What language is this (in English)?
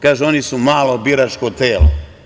Serbian